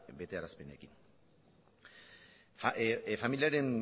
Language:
Basque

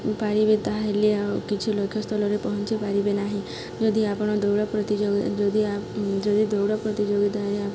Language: Odia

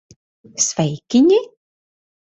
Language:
Latvian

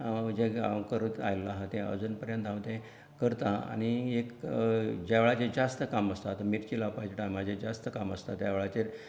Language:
Konkani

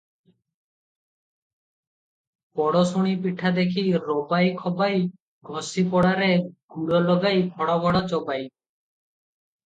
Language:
Odia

